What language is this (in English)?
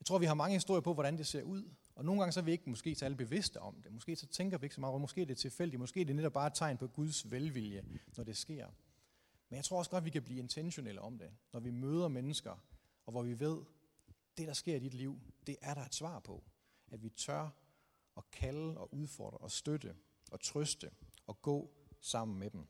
Danish